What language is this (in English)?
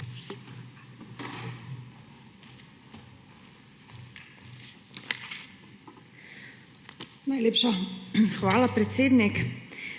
Slovenian